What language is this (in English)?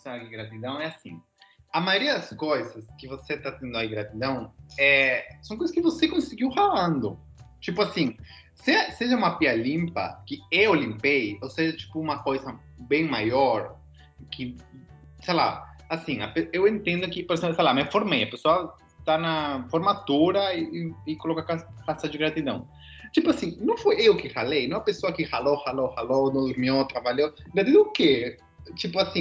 Portuguese